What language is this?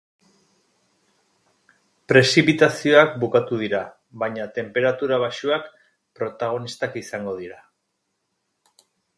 Basque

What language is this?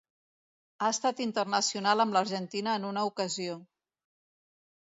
Catalan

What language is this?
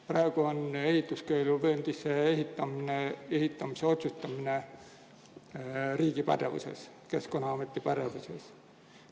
Estonian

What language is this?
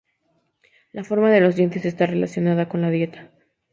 Spanish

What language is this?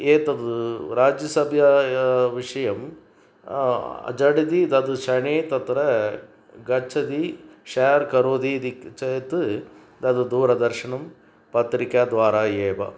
Sanskrit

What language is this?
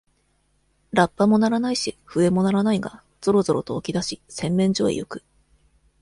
Japanese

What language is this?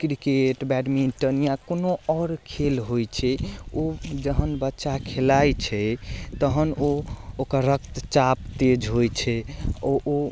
Maithili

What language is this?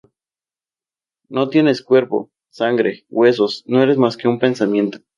Spanish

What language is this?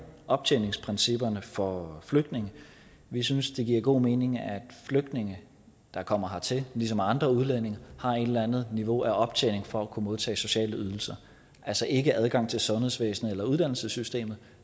Danish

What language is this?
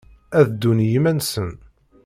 Kabyle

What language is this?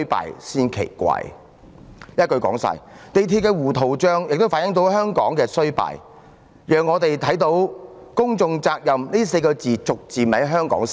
Cantonese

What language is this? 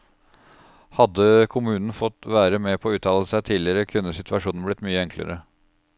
Norwegian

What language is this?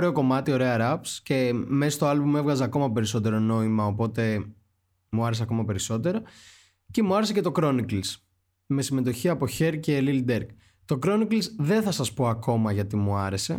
Greek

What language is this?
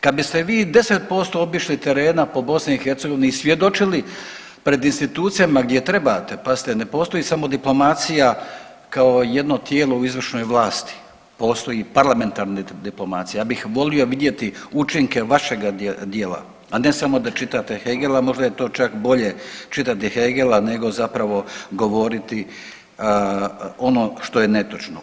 Croatian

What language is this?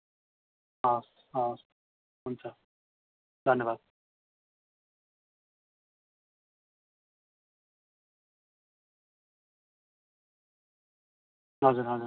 Nepali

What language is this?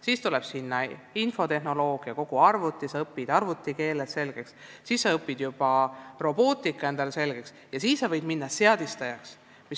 Estonian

